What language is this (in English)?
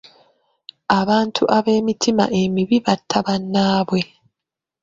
Ganda